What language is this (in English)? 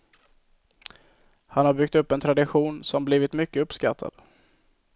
Swedish